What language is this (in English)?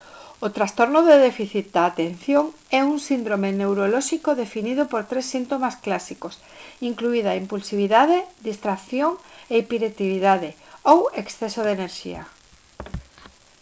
Galician